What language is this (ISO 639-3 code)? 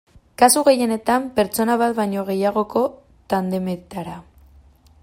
eus